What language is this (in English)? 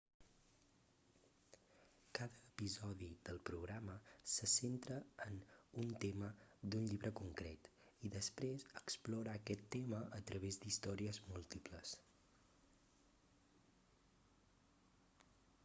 Catalan